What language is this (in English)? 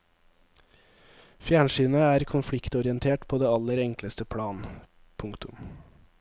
Norwegian